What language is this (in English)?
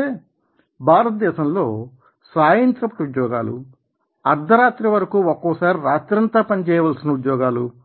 Telugu